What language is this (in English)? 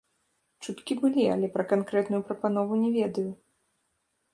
Belarusian